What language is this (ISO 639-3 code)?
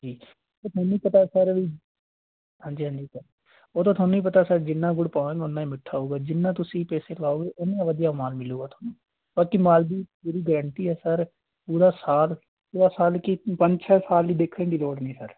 pan